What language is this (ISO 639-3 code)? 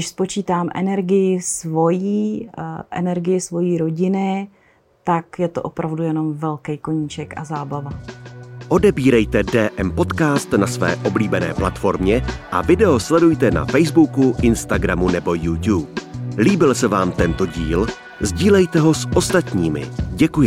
ces